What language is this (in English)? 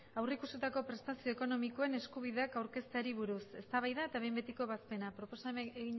Basque